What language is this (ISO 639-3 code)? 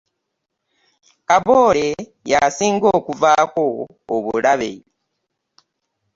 lug